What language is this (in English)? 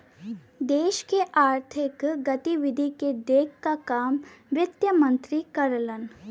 Bhojpuri